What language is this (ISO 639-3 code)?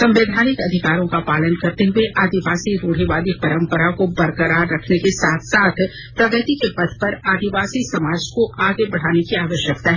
hin